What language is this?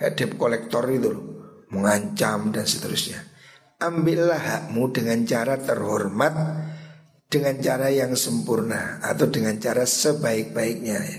Indonesian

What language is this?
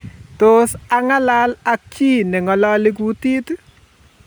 Kalenjin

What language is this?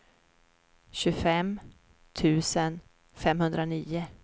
Swedish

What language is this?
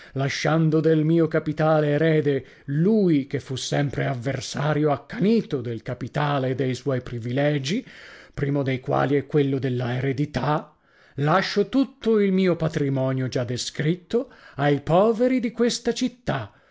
Italian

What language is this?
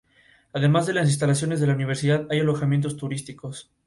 Spanish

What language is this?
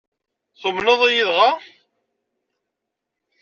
Kabyle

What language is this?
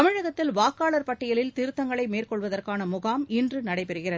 Tamil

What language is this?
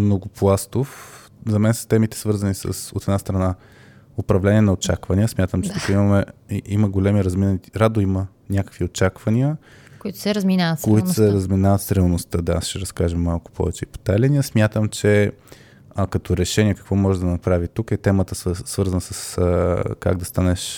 Bulgarian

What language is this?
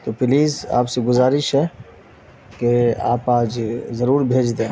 Urdu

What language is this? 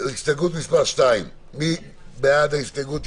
Hebrew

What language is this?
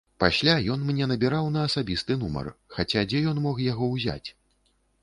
Belarusian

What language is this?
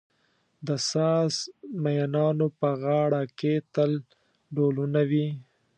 Pashto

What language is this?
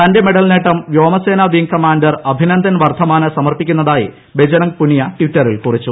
Malayalam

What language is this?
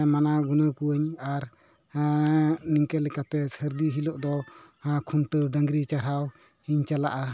Santali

